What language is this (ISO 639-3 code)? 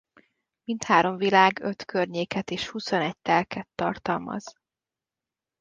hun